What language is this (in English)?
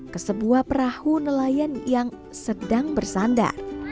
Indonesian